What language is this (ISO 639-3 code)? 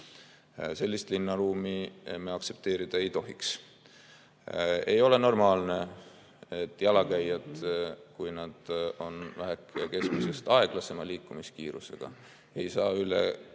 est